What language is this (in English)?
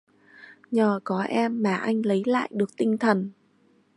Vietnamese